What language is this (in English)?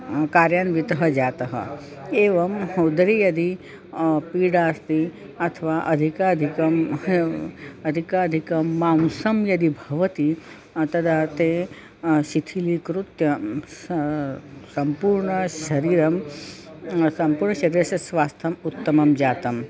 Sanskrit